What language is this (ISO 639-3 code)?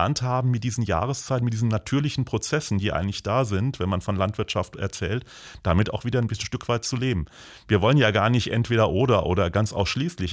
deu